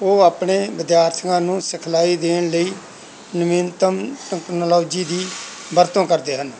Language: Punjabi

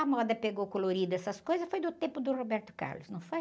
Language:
Portuguese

